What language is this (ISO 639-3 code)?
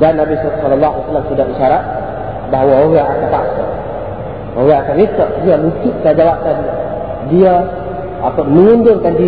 msa